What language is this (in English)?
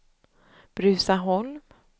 Swedish